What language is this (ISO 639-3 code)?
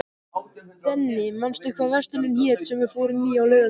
isl